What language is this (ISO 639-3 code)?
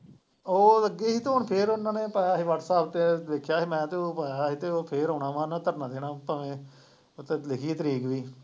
pan